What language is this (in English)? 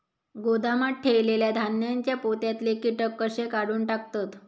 Marathi